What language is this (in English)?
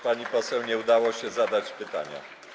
Polish